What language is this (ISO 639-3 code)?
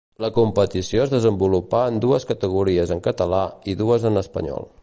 cat